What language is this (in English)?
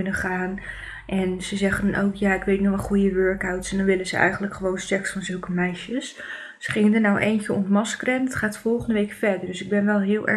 Dutch